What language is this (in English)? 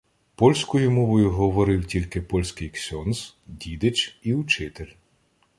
Ukrainian